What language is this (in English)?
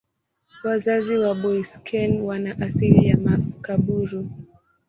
Swahili